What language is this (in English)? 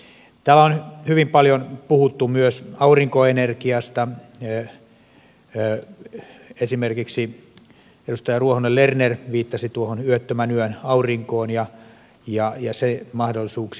Finnish